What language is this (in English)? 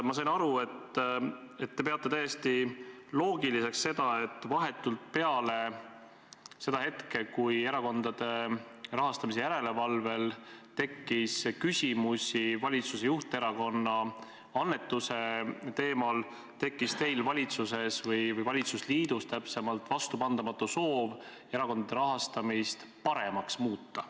Estonian